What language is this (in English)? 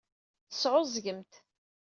Kabyle